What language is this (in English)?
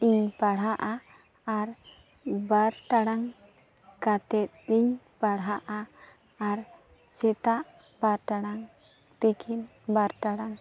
Santali